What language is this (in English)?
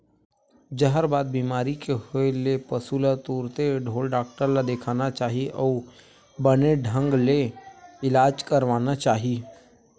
Chhattisgarhi